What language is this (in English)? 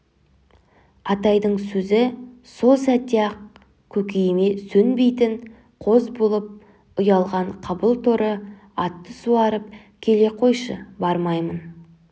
Kazakh